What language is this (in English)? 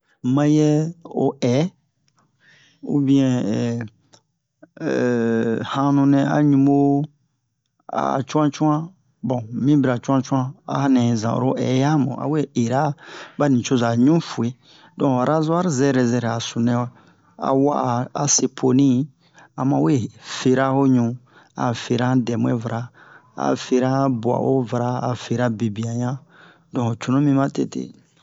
Bomu